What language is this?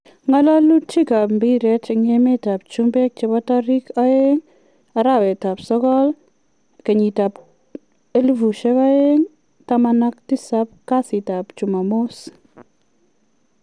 Kalenjin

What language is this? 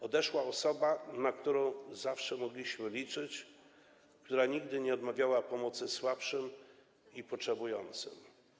Polish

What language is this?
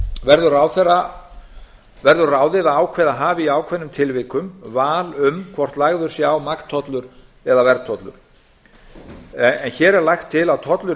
Icelandic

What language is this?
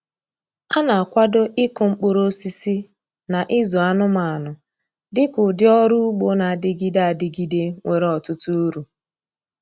Igbo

